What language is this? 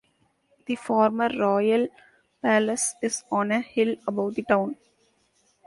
English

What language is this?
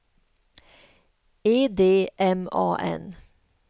Swedish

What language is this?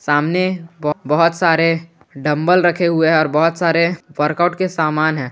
Hindi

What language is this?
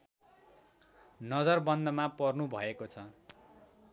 Nepali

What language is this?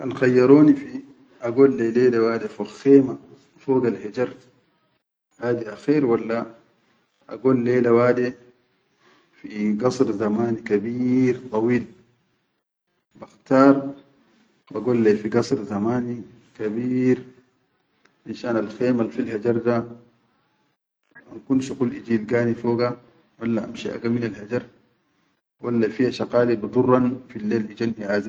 Chadian Arabic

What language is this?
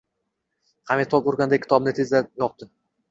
Uzbek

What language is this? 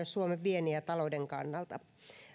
Finnish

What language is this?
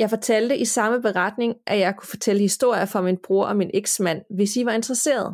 Danish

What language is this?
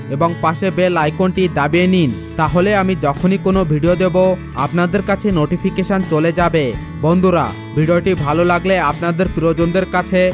Bangla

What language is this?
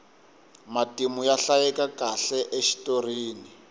Tsonga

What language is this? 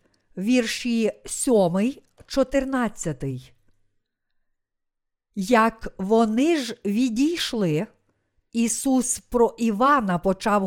Ukrainian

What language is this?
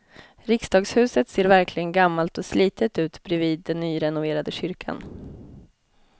Swedish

